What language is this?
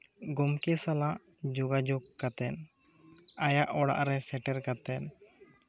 Santali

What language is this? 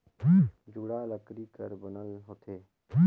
Chhattisgarhi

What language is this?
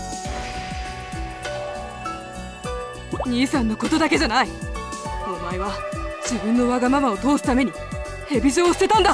Japanese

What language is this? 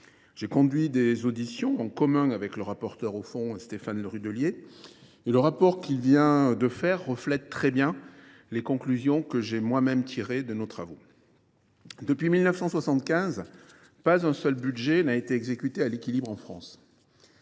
French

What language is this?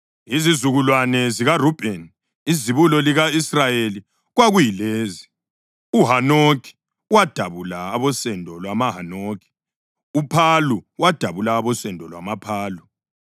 North Ndebele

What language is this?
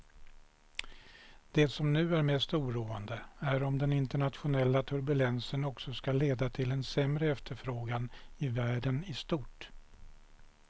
Swedish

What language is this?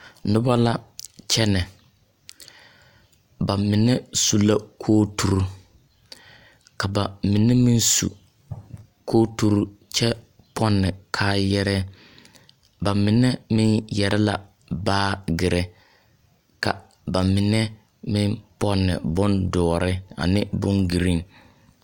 Southern Dagaare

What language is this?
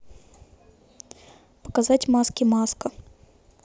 Russian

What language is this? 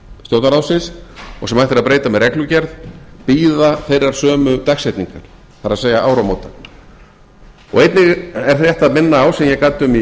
Icelandic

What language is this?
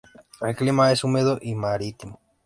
Spanish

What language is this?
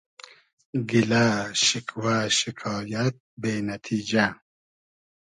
Hazaragi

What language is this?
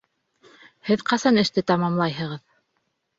Bashkir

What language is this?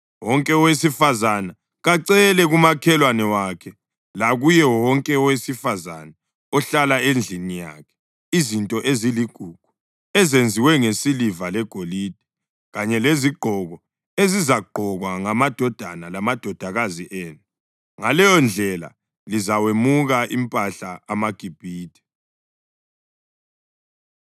North Ndebele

